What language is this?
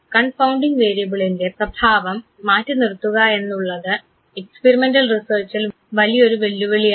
Malayalam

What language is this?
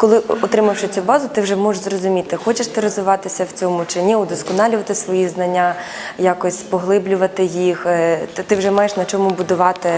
Ukrainian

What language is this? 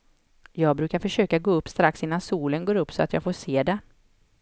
Swedish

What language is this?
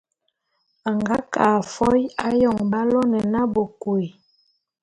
Bulu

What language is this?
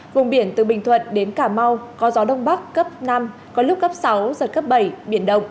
Vietnamese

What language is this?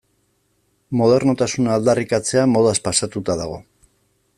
Basque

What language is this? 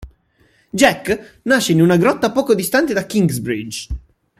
Italian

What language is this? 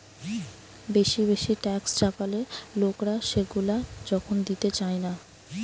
Bangla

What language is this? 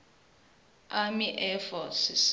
Venda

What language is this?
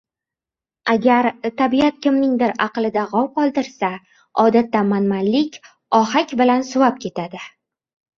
Uzbek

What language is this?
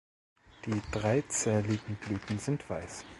German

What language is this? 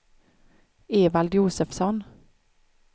Swedish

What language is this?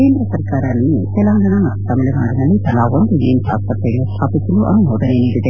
Kannada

